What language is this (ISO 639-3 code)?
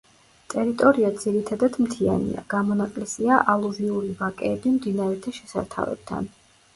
kat